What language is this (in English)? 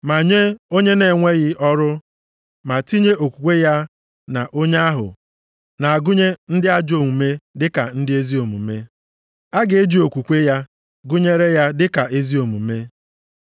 Igbo